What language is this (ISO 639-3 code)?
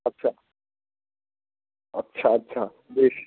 ben